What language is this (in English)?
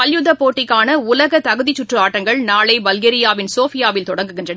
Tamil